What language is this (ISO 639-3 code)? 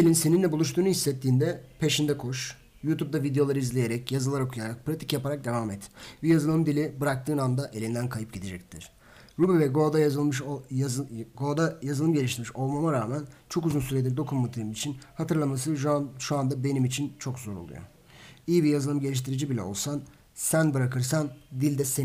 tur